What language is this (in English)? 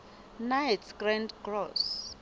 Southern Sotho